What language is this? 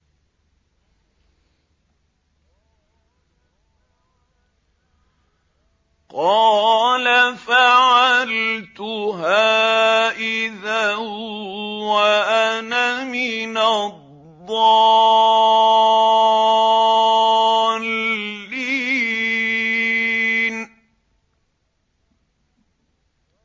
Arabic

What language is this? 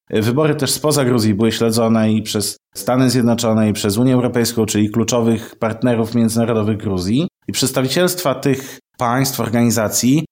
Polish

